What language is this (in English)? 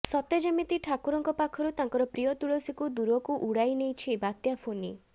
Odia